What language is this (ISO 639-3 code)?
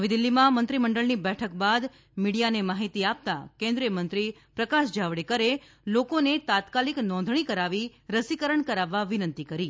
guj